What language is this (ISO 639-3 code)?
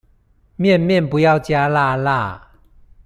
zho